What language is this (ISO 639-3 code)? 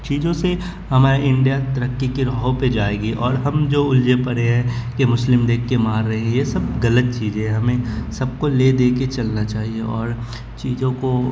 urd